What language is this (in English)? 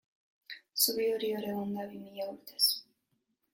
Basque